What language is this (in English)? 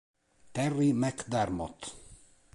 Italian